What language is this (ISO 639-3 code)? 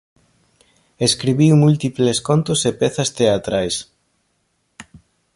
glg